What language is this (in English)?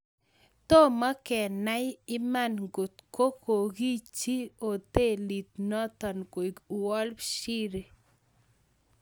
Kalenjin